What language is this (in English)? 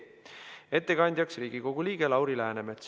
Estonian